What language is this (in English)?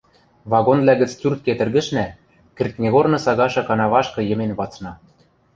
Western Mari